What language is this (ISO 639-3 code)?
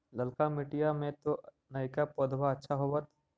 mag